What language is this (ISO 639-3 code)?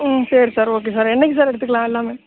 tam